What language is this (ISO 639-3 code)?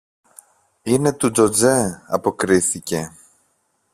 ell